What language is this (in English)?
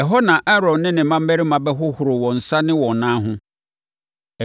Akan